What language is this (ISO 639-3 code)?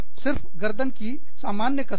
hin